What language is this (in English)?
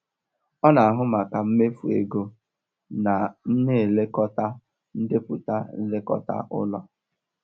Igbo